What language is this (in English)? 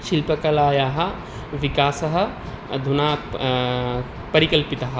Sanskrit